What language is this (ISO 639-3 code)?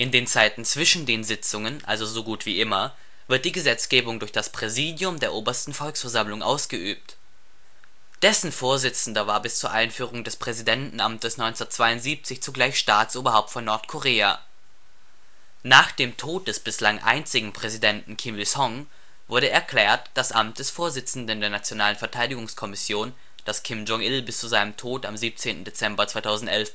deu